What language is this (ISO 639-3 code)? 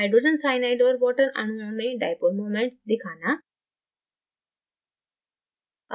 hin